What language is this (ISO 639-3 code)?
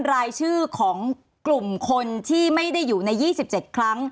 tha